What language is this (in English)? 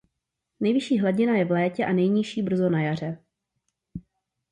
Czech